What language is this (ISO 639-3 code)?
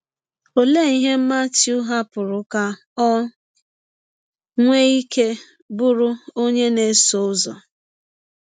ibo